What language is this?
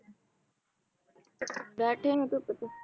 Punjabi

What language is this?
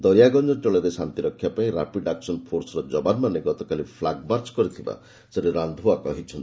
Odia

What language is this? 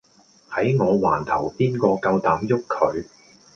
Cantonese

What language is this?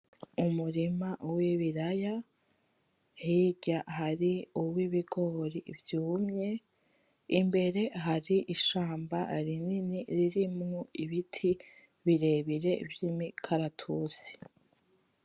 Rundi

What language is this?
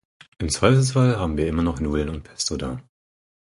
German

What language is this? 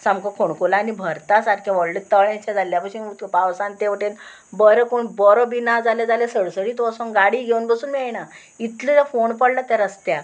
Konkani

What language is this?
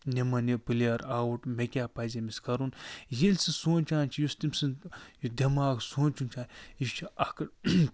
Kashmiri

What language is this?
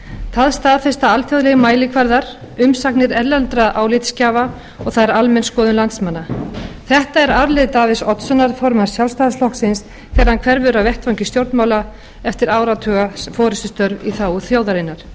Icelandic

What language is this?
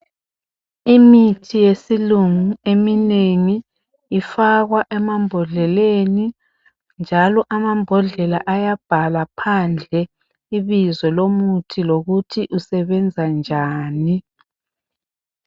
North Ndebele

